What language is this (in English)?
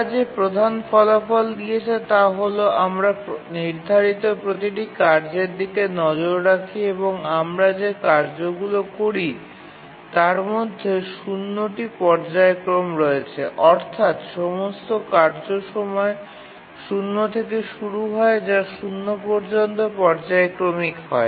Bangla